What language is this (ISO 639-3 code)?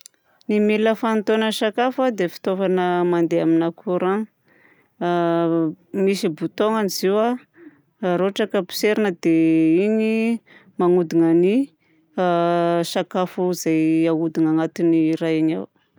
bzc